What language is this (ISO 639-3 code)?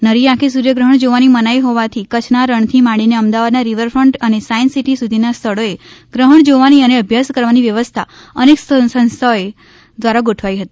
guj